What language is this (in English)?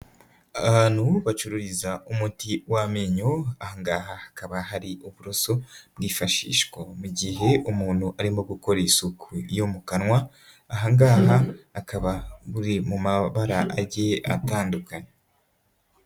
Kinyarwanda